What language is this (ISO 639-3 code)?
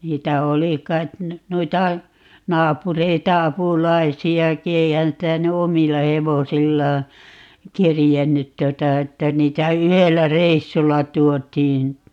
fin